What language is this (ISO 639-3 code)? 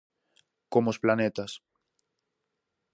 glg